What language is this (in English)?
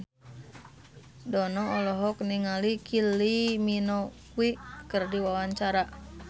Sundanese